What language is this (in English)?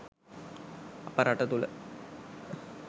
Sinhala